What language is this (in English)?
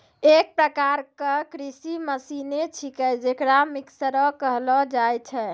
Maithili